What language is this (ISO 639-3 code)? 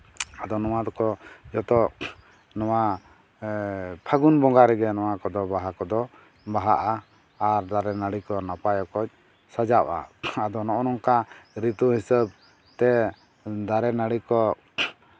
sat